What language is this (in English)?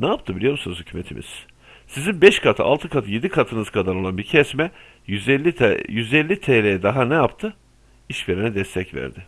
Turkish